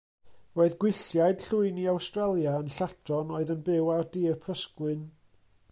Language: Welsh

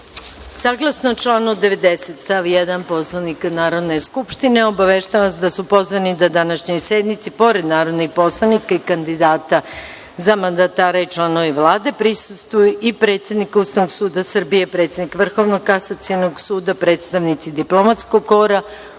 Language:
Serbian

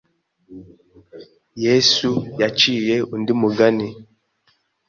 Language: Kinyarwanda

